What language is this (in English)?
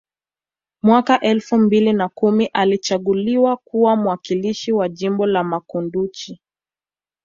Swahili